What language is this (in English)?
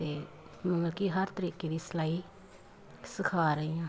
Punjabi